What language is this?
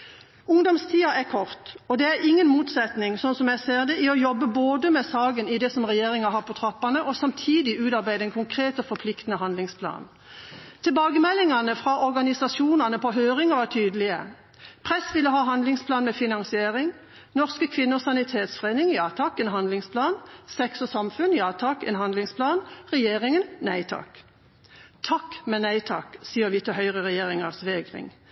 Norwegian Bokmål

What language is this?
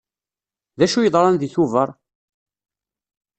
Kabyle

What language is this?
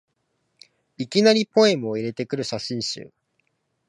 Japanese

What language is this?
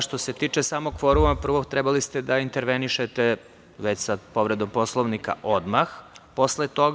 Serbian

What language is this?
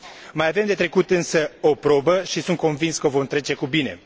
Romanian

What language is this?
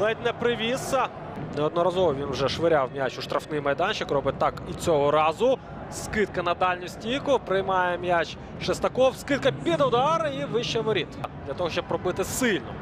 Ukrainian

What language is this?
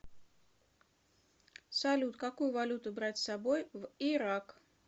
Russian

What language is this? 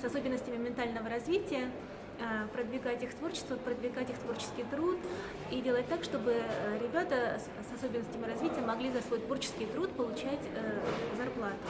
Russian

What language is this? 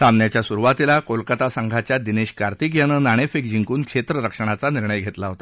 Marathi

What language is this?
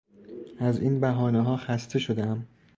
Persian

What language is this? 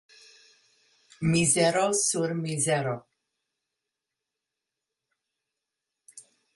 Esperanto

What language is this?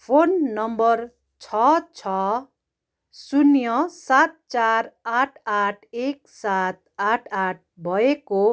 Nepali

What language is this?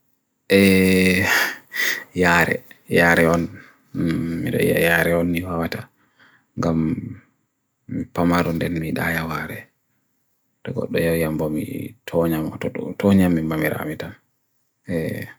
Bagirmi Fulfulde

